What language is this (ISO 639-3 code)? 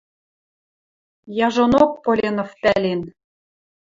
mrj